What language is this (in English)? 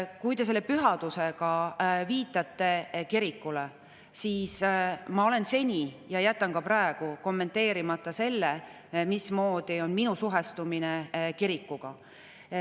Estonian